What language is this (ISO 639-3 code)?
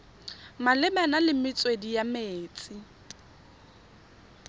tsn